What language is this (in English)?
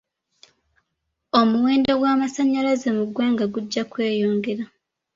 Ganda